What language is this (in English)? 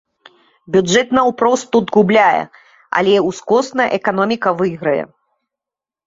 Belarusian